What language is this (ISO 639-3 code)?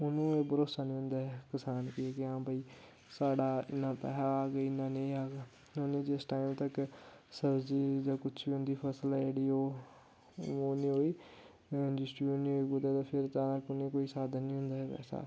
doi